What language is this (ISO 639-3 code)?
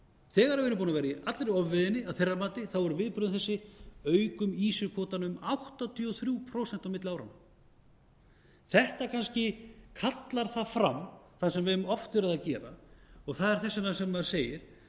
isl